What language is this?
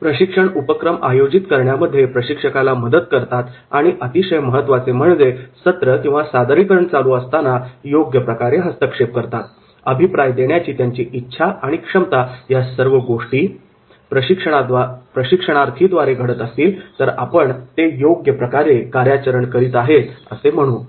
Marathi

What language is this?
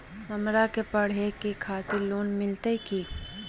Magahi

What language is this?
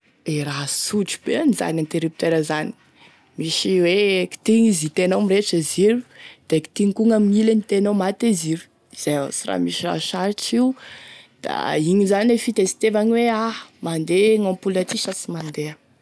Tesaka Malagasy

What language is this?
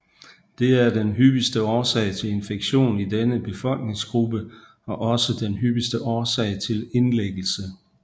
Danish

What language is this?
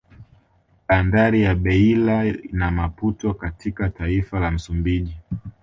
Swahili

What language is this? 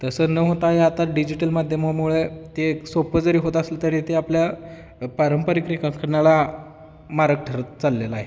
Marathi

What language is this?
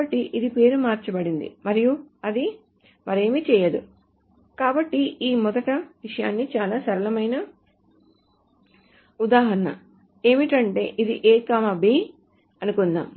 Telugu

